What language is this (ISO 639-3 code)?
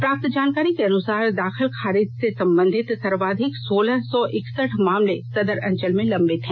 hin